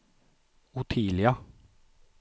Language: Swedish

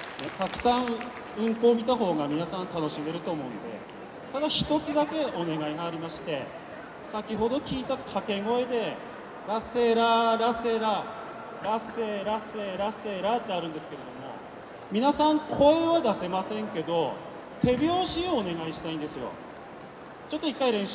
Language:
Japanese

